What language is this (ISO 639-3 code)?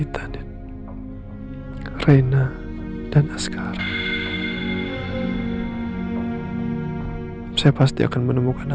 ind